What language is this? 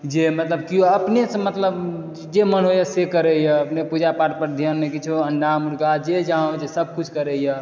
Maithili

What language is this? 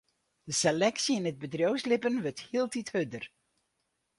Western Frisian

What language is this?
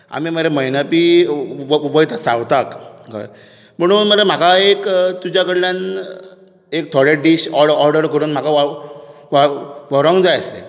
Konkani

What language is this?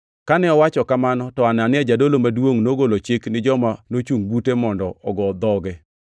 Luo (Kenya and Tanzania)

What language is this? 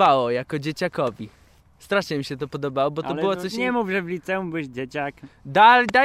Polish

